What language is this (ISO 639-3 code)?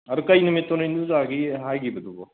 mni